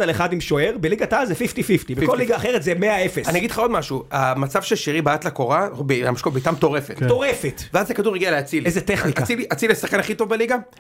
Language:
Hebrew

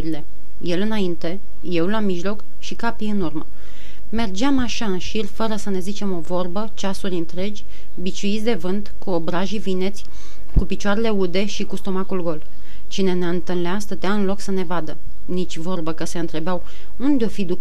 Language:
Romanian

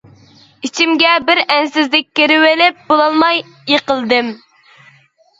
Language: Uyghur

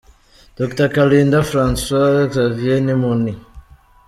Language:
Kinyarwanda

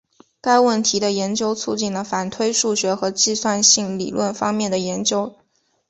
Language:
Chinese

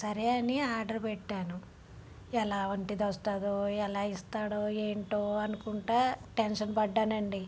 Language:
Telugu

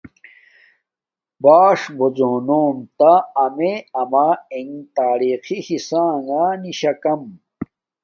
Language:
Domaaki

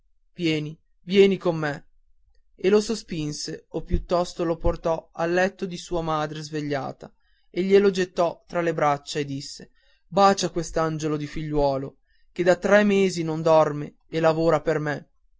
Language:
Italian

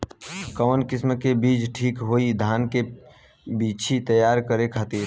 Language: Bhojpuri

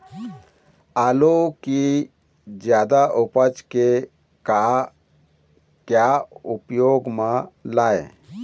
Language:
Chhattisgarhi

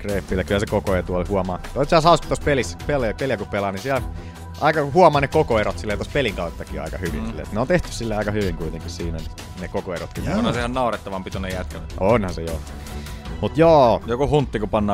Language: Finnish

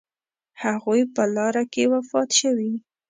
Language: Pashto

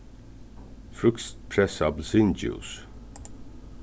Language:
Faroese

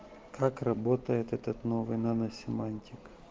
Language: Russian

